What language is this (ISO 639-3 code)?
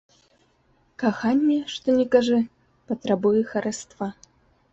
bel